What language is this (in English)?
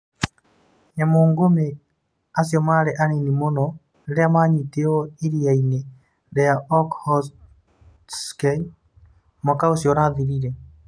Kikuyu